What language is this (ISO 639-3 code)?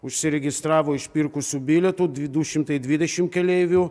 lit